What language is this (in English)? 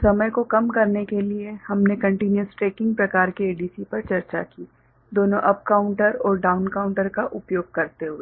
Hindi